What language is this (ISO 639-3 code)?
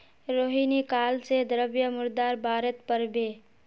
mag